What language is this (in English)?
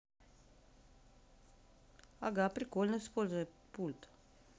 Russian